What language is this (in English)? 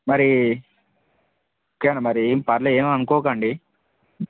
Telugu